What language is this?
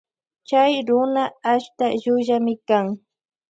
Loja Highland Quichua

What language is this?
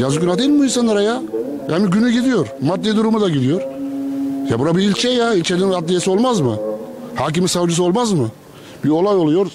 Turkish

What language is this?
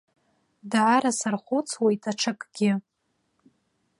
Abkhazian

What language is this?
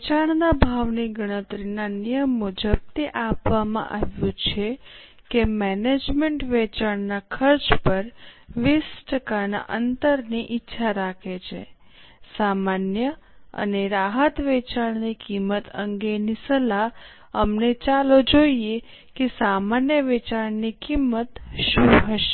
Gujarati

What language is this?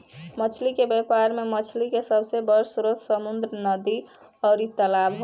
Bhojpuri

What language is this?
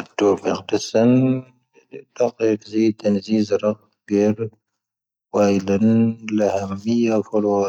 Tahaggart Tamahaq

